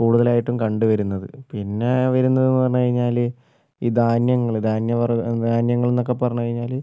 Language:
Malayalam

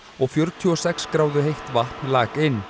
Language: Icelandic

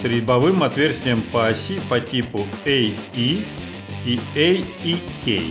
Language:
Russian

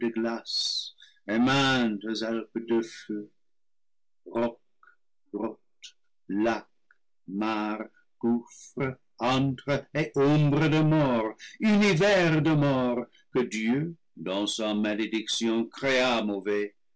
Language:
French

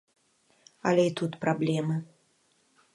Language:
Belarusian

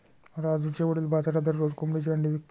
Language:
Marathi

